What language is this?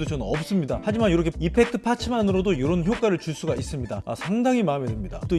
Korean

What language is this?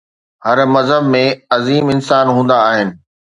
Sindhi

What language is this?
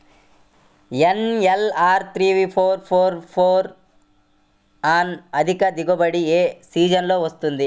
Telugu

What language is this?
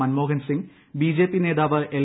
Malayalam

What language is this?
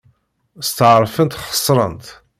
Kabyle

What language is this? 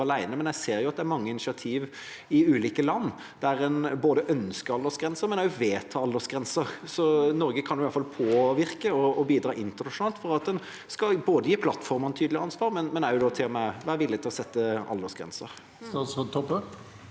Norwegian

